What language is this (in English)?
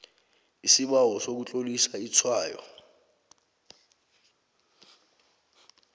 South Ndebele